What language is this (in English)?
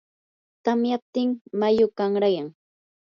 Yanahuanca Pasco Quechua